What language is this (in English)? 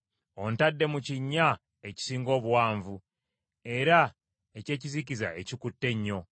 Ganda